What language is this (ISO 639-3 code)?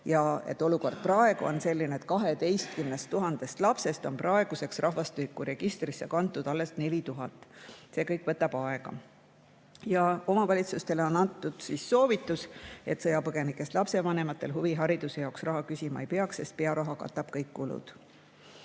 est